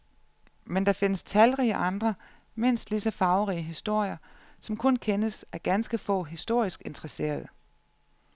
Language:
Danish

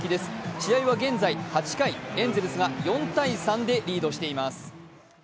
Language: Japanese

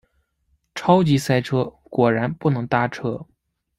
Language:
Chinese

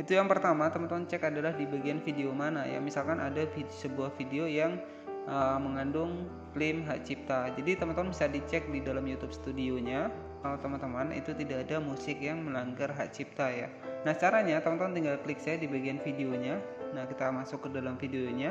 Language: Indonesian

